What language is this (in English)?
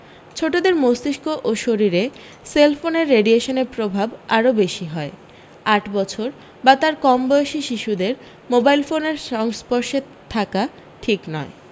Bangla